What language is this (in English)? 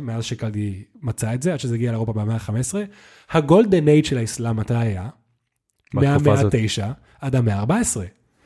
Hebrew